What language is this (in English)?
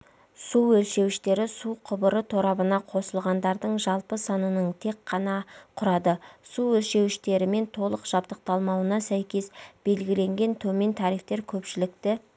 Kazakh